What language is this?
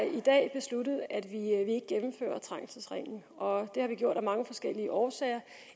Danish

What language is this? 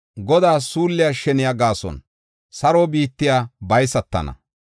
Gofa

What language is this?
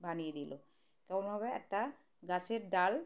Bangla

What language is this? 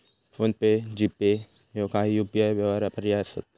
Marathi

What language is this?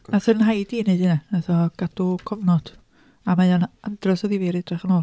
Welsh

